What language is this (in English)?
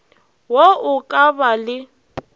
Northern Sotho